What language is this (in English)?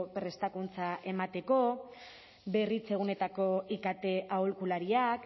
Basque